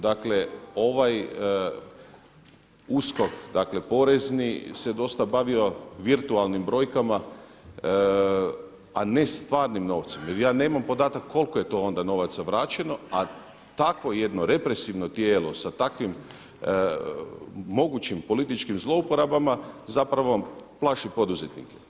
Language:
Croatian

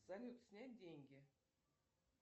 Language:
Russian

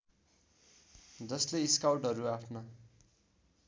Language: Nepali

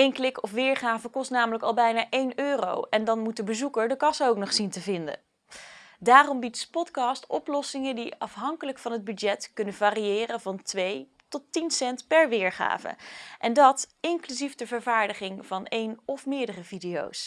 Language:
Dutch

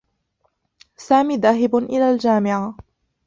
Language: Arabic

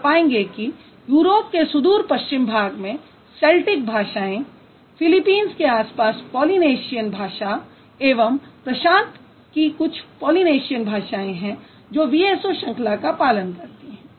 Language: Hindi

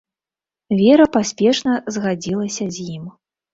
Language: Belarusian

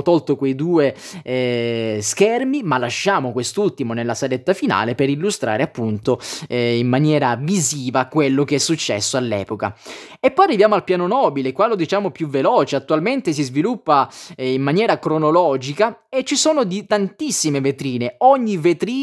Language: Italian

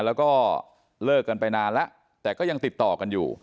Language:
Thai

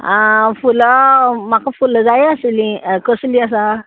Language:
Konkani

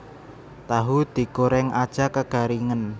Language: Javanese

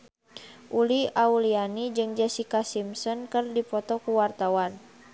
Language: Sundanese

